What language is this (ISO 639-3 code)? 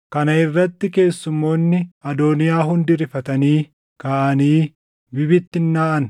orm